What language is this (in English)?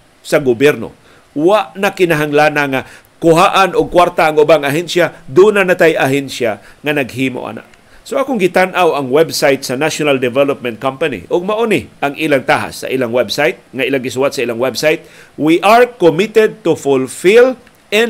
Filipino